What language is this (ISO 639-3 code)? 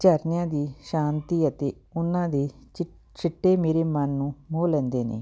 pan